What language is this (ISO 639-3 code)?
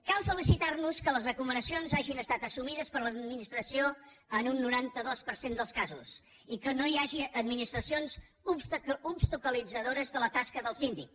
cat